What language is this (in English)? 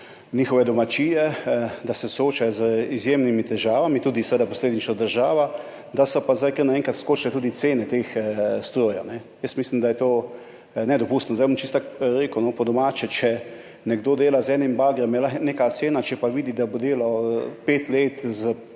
Slovenian